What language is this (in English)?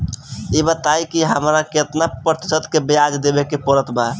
Bhojpuri